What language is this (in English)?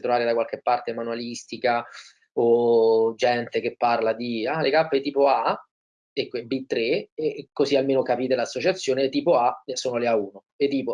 Italian